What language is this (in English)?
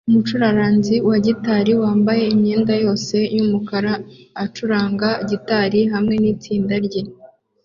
Kinyarwanda